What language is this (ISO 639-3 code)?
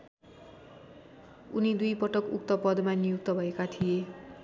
nep